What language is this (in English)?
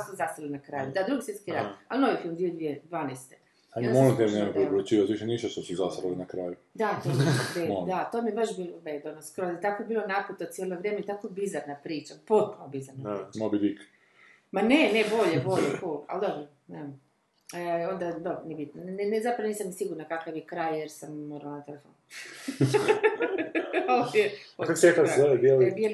Croatian